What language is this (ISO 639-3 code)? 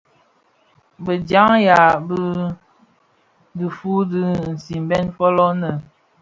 ksf